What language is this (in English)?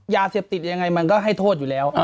Thai